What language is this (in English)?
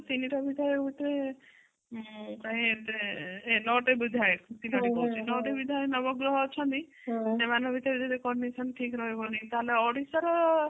Odia